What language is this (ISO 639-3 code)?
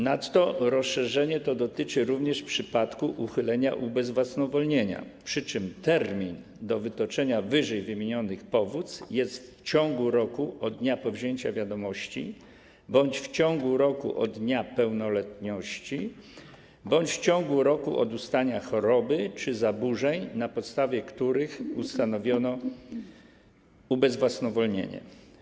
pol